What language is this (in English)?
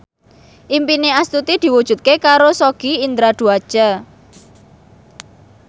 Javanese